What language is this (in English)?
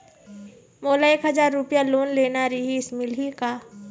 Chhattisgarhi